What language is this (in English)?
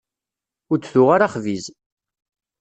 Kabyle